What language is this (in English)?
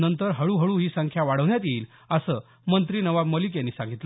Marathi